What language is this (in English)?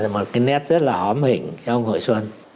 Vietnamese